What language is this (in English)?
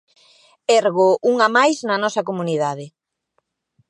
Galician